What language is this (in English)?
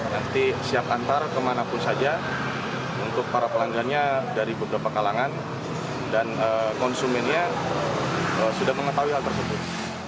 Indonesian